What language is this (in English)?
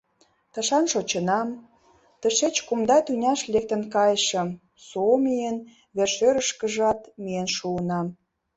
Mari